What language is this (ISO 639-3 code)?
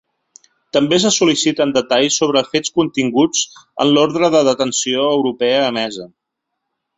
cat